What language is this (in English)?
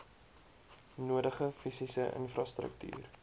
Afrikaans